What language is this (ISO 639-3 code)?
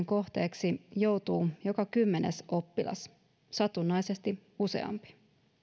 fin